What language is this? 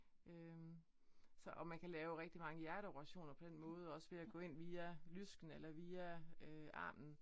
Danish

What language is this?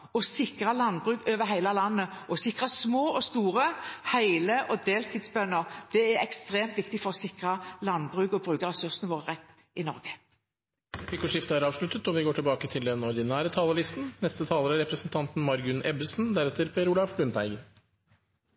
Norwegian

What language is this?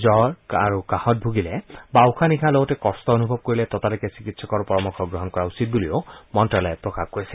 Assamese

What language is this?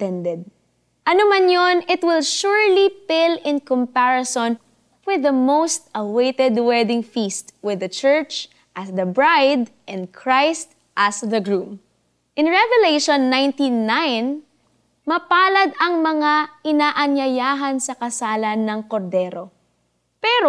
Filipino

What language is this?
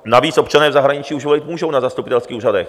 Czech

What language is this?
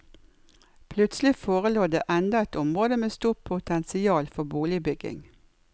Norwegian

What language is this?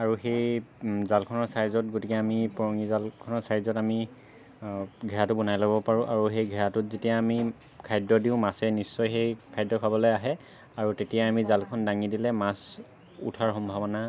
Assamese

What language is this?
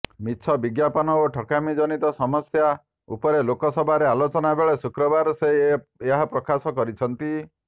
Odia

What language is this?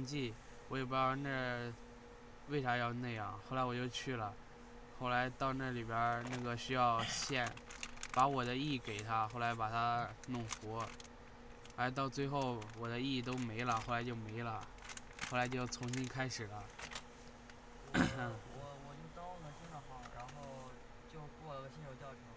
Chinese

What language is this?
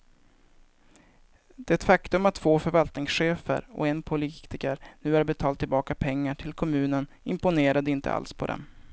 Swedish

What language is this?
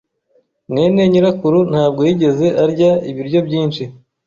Kinyarwanda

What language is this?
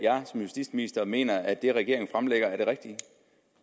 Danish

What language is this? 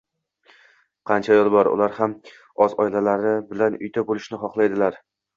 Uzbek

